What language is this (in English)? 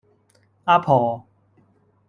Cantonese